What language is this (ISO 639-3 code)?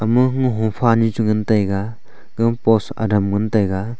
nnp